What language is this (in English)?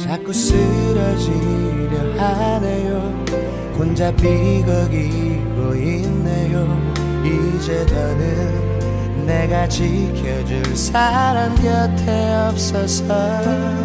Korean